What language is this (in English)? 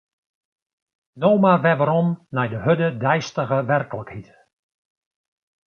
Western Frisian